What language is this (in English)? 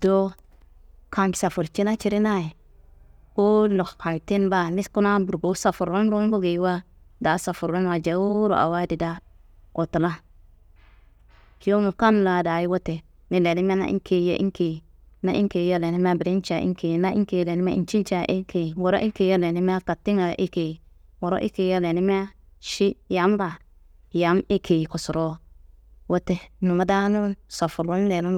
Kanembu